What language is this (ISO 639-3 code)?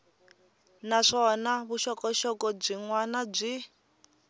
tso